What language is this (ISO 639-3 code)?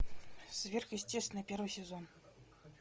rus